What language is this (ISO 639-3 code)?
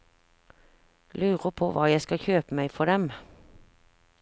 nor